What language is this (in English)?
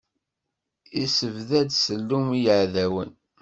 Kabyle